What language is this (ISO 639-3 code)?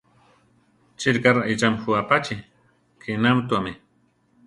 tar